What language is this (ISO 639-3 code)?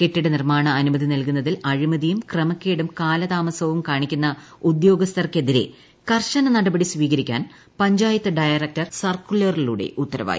mal